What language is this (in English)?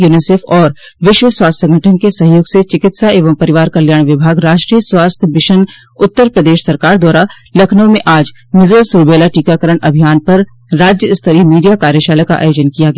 Hindi